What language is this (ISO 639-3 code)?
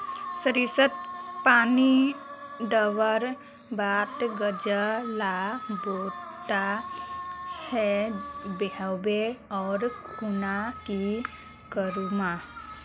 mag